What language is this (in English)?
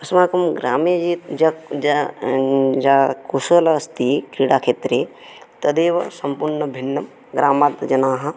Sanskrit